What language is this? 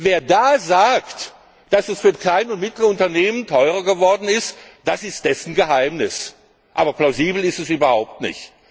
German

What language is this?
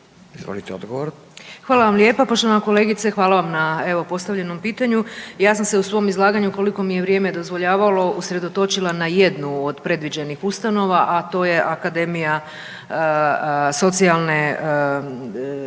Croatian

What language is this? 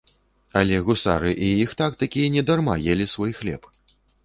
Belarusian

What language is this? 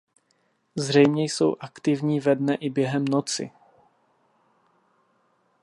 Czech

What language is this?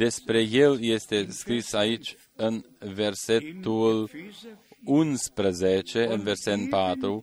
Romanian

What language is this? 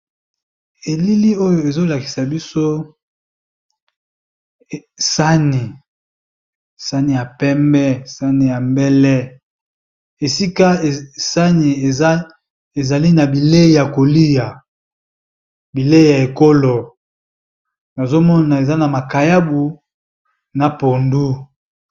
Lingala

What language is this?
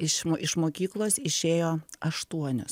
Lithuanian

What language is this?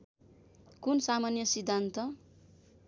Nepali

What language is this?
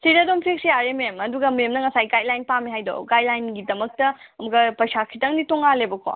Manipuri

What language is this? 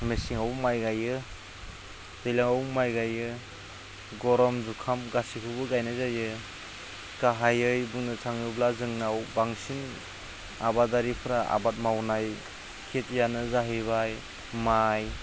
Bodo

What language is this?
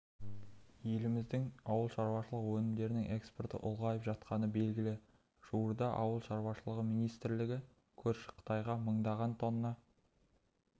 Kazakh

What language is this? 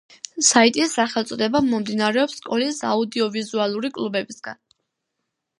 Georgian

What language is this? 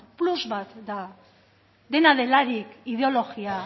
Basque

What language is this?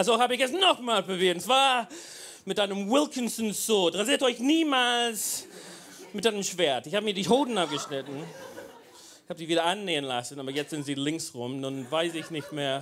German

